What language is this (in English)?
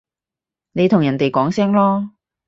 Cantonese